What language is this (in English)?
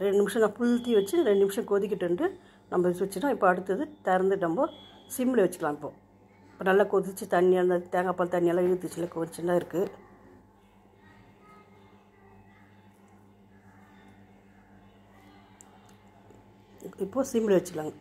Tamil